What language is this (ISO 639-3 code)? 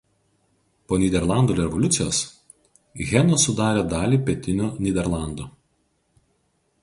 lit